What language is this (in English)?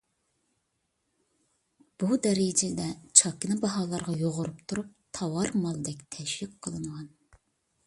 Uyghur